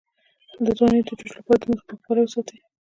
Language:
Pashto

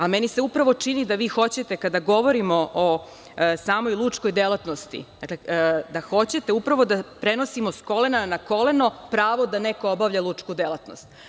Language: Serbian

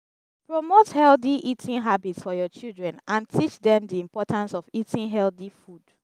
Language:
Nigerian Pidgin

